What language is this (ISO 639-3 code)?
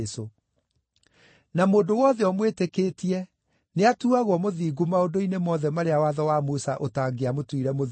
kik